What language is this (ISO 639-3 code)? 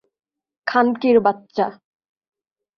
ben